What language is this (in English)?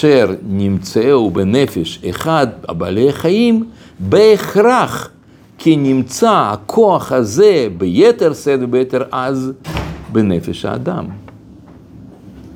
Hebrew